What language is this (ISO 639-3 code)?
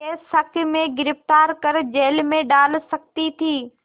hin